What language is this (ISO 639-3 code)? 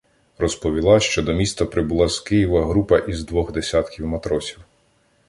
ukr